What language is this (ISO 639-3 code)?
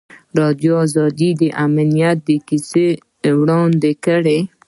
pus